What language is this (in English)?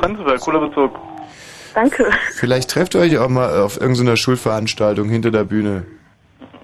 German